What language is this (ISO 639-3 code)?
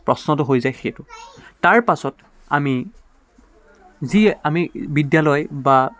asm